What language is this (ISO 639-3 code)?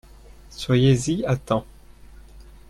fra